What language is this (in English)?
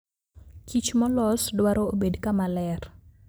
Luo (Kenya and Tanzania)